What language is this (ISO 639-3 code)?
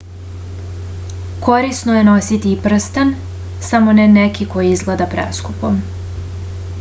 srp